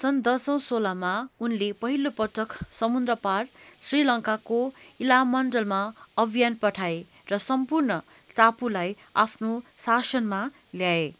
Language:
Nepali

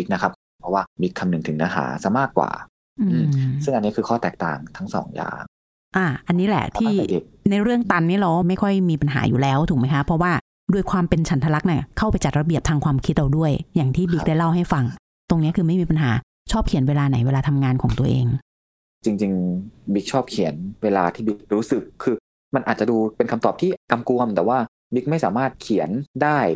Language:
Thai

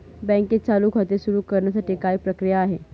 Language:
Marathi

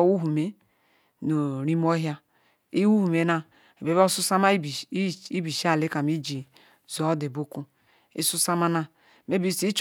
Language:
Ikwere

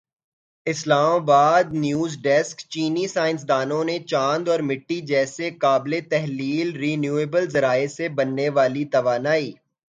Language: Urdu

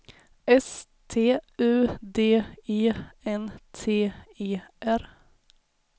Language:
Swedish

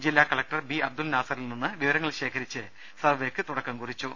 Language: Malayalam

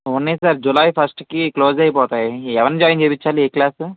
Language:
Telugu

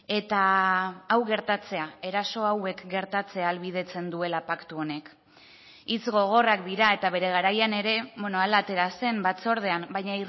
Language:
Basque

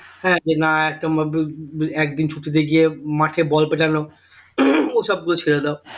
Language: Bangla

